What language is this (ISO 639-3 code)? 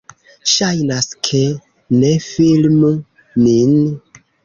epo